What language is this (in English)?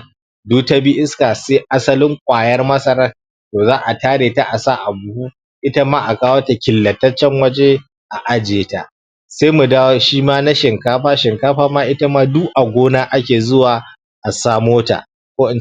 Hausa